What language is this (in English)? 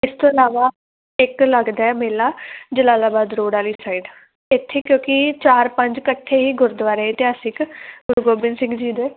Punjabi